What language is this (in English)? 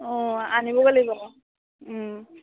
Assamese